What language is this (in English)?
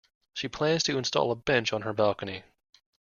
English